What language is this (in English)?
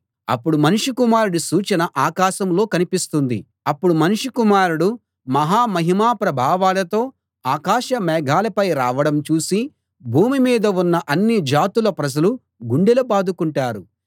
Telugu